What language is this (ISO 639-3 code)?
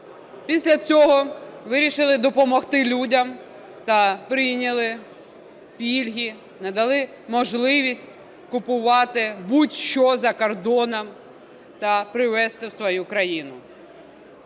ukr